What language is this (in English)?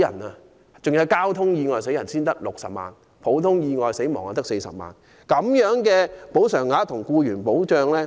Cantonese